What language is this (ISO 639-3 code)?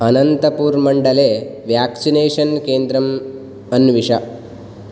san